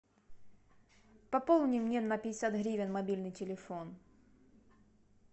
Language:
Russian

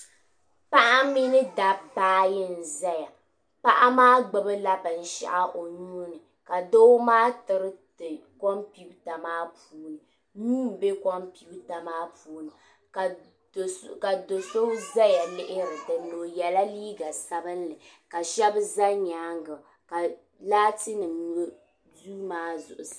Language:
Dagbani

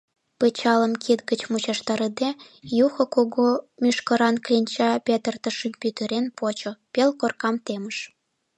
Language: Mari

